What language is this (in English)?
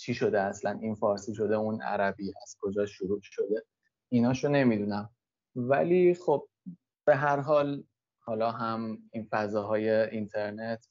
Persian